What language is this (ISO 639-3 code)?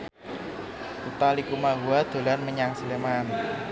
jav